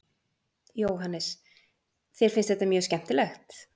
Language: Icelandic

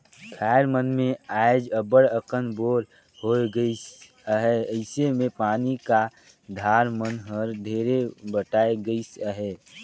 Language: Chhattisgarhi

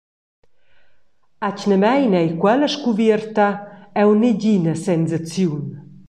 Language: Romansh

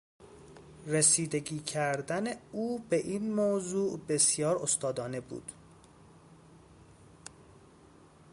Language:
Persian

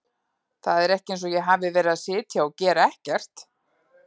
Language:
Icelandic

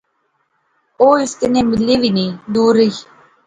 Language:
Pahari-Potwari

